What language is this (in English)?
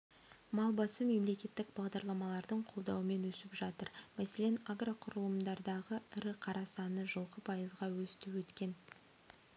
Kazakh